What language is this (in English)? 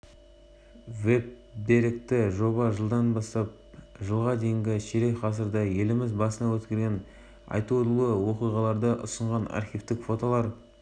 Kazakh